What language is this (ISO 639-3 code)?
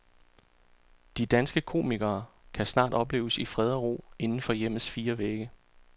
dan